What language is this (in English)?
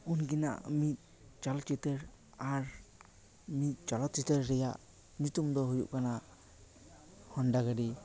Santali